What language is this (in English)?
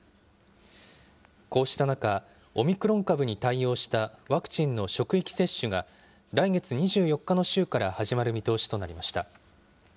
Japanese